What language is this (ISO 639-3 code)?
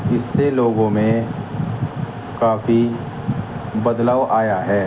urd